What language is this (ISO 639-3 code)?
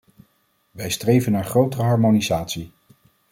nld